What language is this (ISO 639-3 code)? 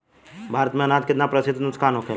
bho